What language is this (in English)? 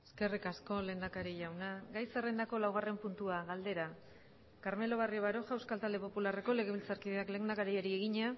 Basque